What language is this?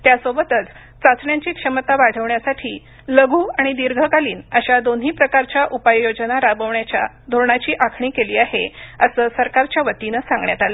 Marathi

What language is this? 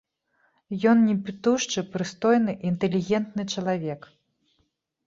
Belarusian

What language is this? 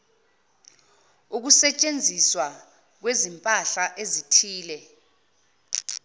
Zulu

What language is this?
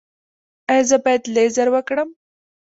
Pashto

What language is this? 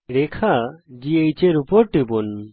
Bangla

